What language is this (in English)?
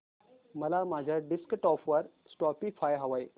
Marathi